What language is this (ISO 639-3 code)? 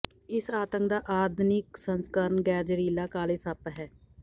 pan